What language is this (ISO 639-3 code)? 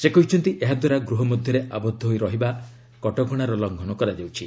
ori